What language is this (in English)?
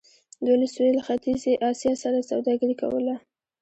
Pashto